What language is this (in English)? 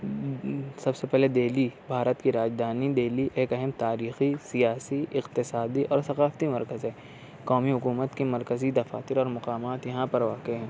Urdu